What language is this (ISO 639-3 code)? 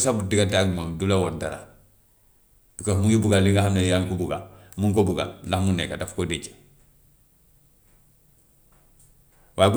wof